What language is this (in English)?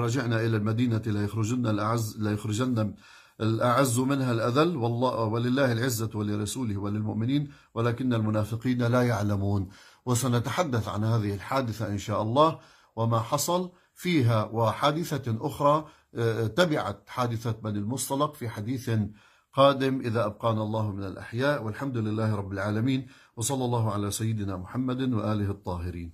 Arabic